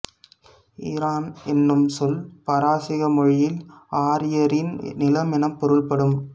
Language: Tamil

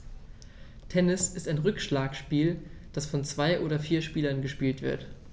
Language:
German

